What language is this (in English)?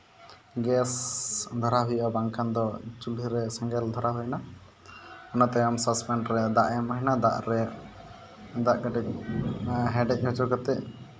Santali